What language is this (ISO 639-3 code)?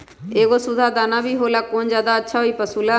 mag